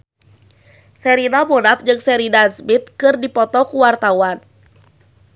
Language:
Sundanese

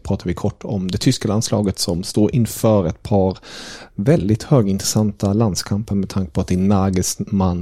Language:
Swedish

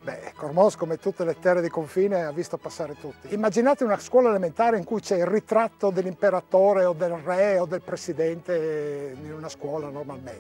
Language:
Italian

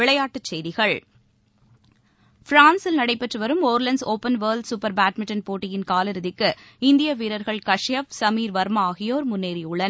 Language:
Tamil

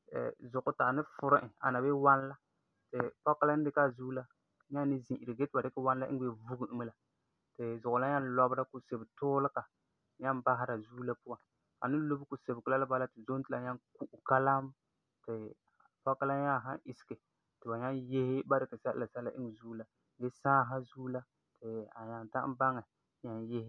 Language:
Frafra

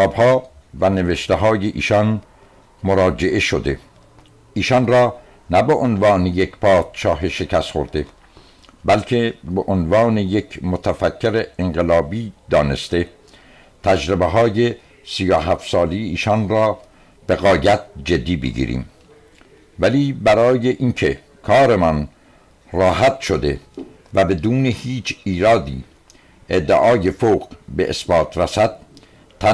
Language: Persian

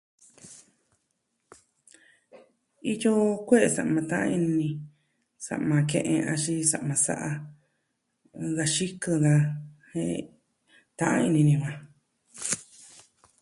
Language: Southwestern Tlaxiaco Mixtec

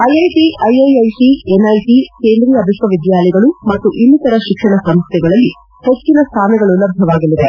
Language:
Kannada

